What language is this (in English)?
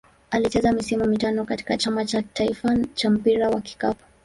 Swahili